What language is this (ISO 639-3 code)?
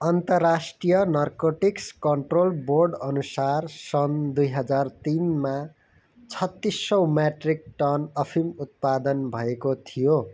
nep